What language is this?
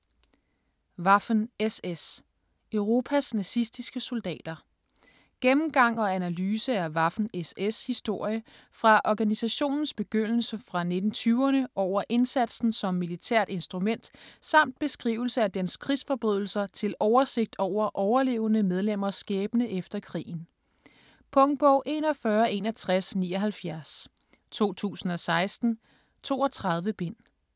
Danish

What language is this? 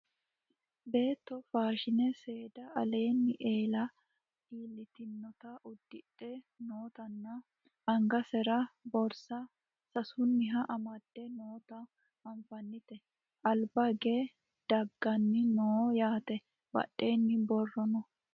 Sidamo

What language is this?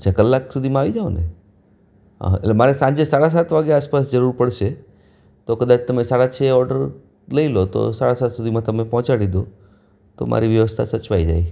Gujarati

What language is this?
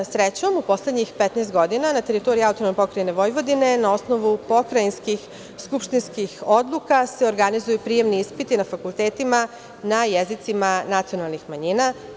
Serbian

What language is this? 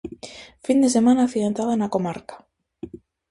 Galician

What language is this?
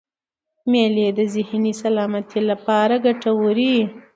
Pashto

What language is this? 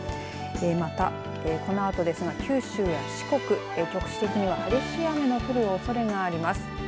Japanese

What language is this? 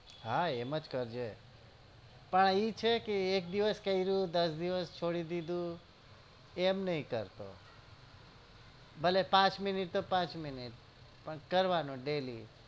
Gujarati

